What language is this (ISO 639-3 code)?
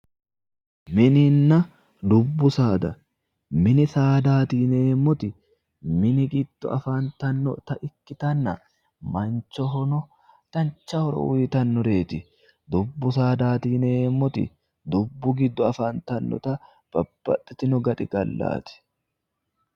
sid